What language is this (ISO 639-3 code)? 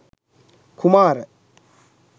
sin